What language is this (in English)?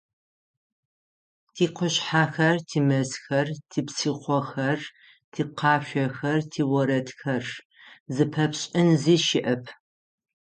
Adyghe